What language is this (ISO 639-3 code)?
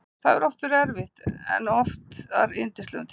isl